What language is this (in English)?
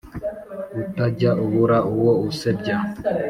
Kinyarwanda